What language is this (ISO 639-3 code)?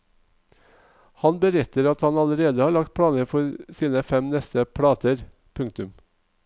nor